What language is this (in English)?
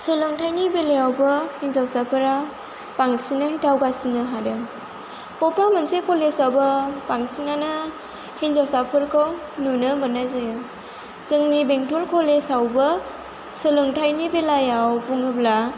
Bodo